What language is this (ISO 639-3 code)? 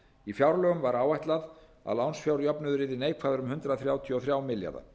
isl